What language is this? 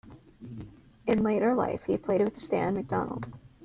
English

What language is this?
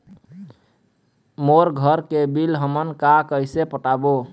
Chhattisgarhi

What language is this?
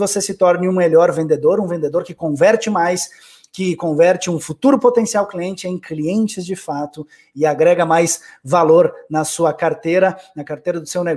Portuguese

